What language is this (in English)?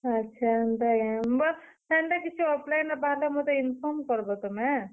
Odia